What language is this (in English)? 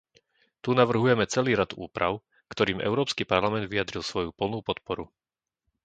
Slovak